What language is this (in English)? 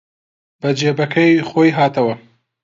Central Kurdish